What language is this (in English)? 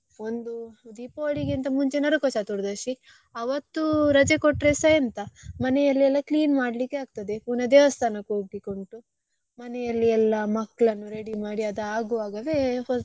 Kannada